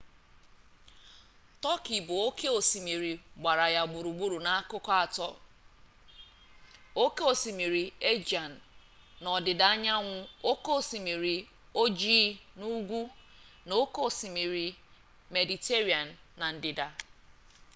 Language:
Igbo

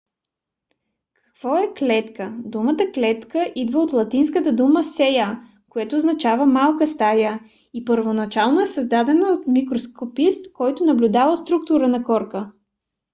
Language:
Bulgarian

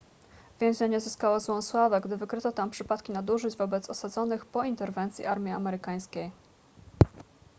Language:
Polish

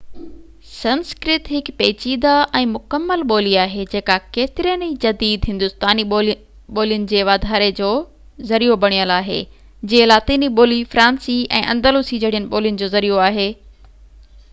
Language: Sindhi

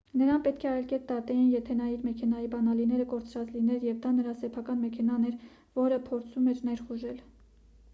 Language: Armenian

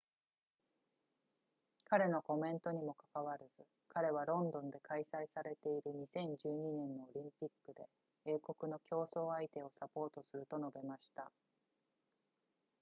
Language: Japanese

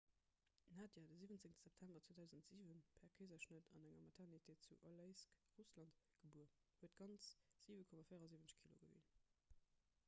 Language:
Luxembourgish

